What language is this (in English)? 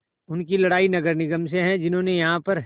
Hindi